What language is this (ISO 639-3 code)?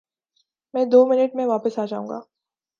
urd